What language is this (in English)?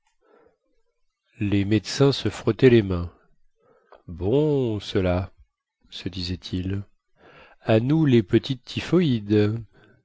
French